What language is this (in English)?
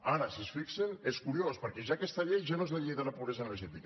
Catalan